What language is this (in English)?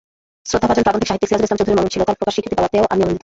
Bangla